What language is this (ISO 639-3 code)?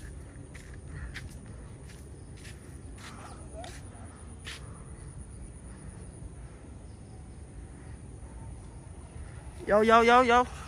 vie